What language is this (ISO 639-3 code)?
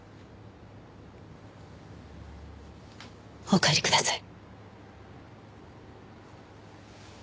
jpn